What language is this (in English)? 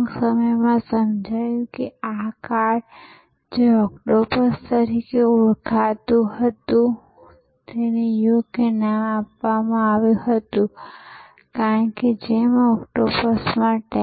Gujarati